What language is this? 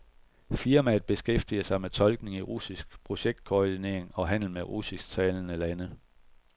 Danish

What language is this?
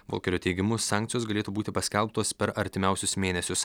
Lithuanian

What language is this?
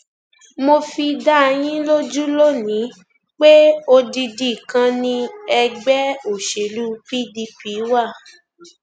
Yoruba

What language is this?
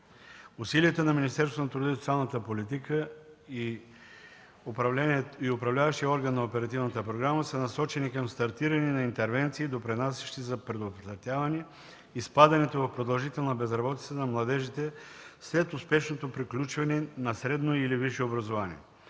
Bulgarian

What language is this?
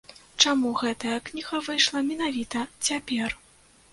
Belarusian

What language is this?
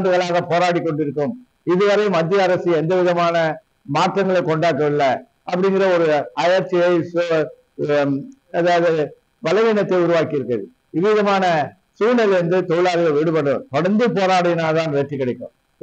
English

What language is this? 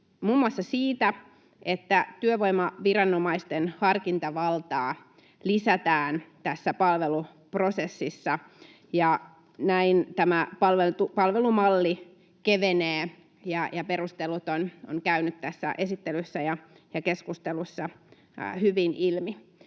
Finnish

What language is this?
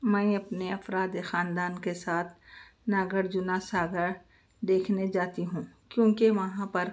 Urdu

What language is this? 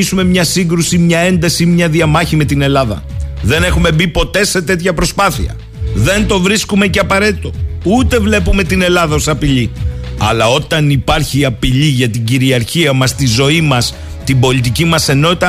Greek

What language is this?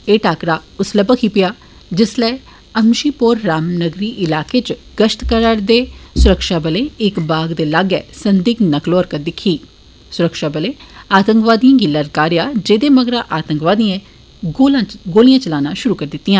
Dogri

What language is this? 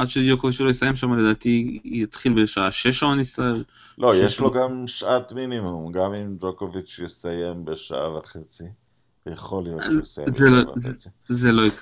Hebrew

